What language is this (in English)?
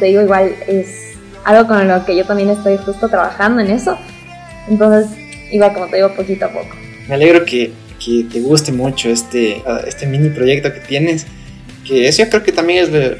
Spanish